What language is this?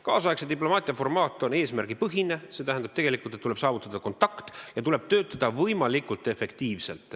Estonian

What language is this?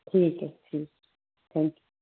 Punjabi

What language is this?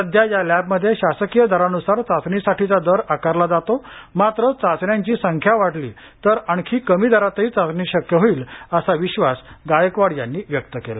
Marathi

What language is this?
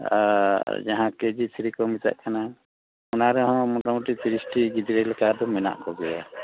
Santali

